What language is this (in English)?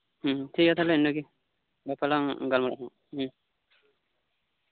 Santali